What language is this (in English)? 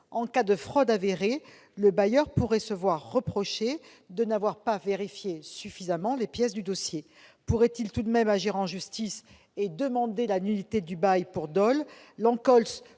French